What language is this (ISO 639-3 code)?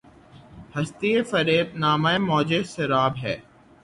urd